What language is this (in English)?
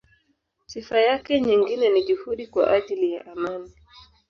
Swahili